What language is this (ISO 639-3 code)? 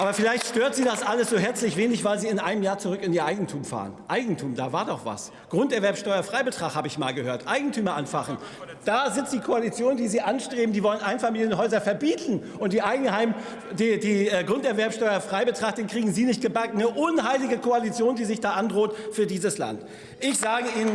deu